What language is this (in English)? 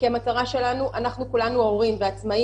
Hebrew